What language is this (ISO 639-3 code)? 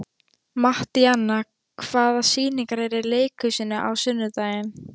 isl